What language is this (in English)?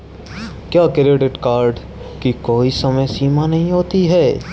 Hindi